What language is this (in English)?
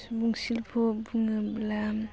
Bodo